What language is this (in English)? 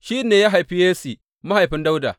Hausa